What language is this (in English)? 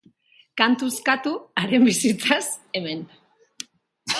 Basque